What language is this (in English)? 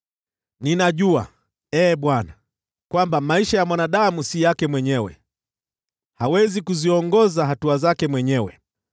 Swahili